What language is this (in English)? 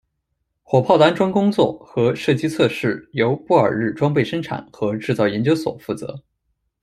Chinese